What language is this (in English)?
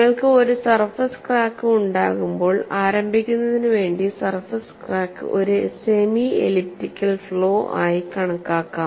Malayalam